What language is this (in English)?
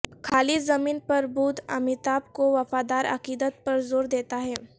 Urdu